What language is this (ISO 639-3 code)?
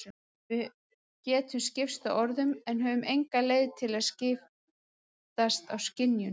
isl